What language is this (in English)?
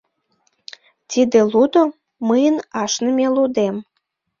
Mari